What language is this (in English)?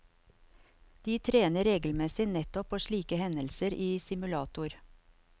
Norwegian